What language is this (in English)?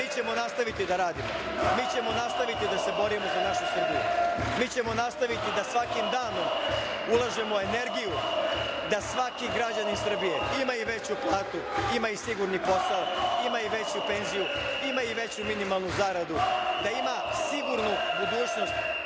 Serbian